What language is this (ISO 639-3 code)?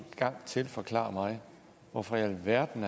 dan